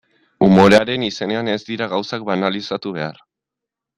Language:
Basque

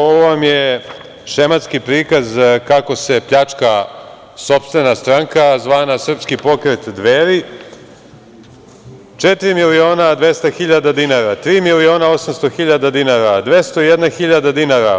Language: Serbian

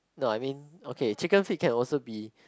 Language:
English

